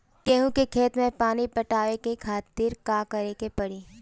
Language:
Bhojpuri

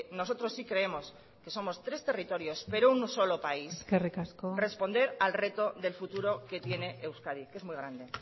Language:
Spanish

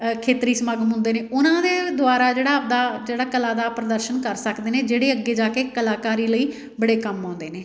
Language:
Punjabi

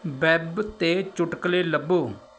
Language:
Punjabi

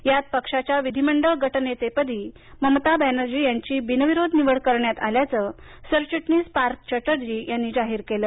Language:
Marathi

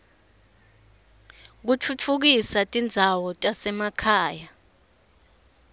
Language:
Swati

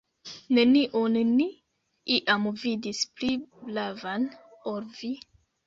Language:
Esperanto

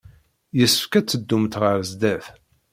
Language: Kabyle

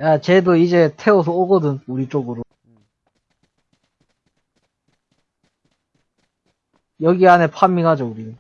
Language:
Korean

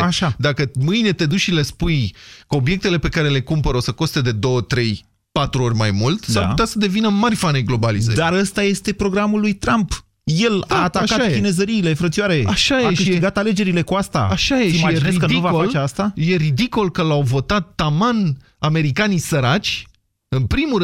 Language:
Romanian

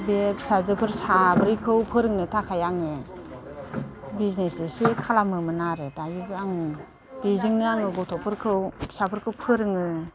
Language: Bodo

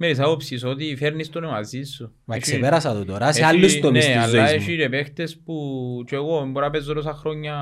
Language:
Greek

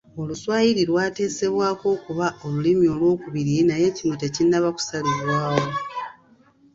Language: Ganda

